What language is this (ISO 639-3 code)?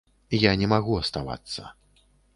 bel